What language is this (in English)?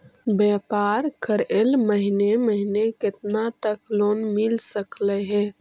Magahi